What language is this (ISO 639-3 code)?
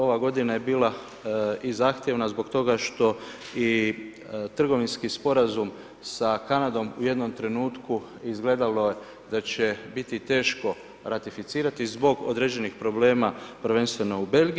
hrv